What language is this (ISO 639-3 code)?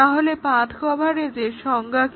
ben